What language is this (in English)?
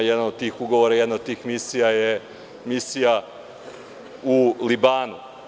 Serbian